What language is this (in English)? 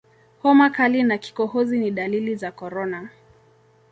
Swahili